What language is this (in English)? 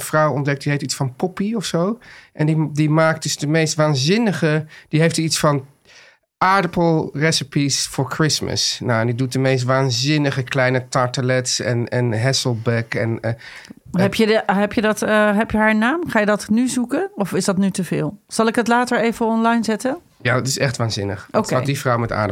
Dutch